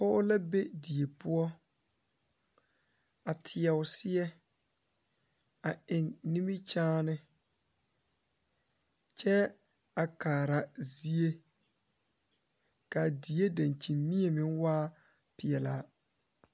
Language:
Southern Dagaare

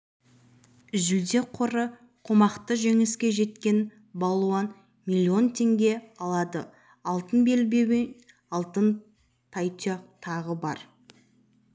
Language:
Kazakh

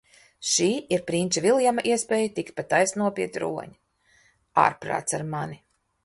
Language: Latvian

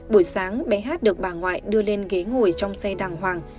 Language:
Vietnamese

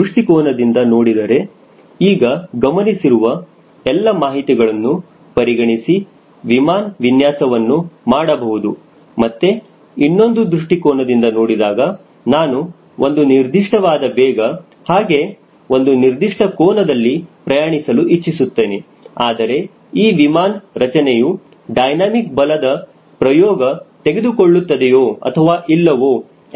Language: Kannada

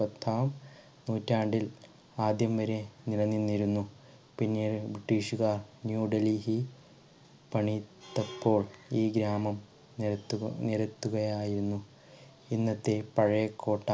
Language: Malayalam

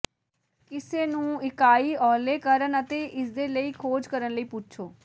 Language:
Punjabi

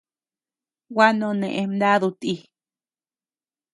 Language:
Tepeuxila Cuicatec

